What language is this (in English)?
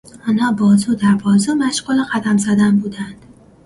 Persian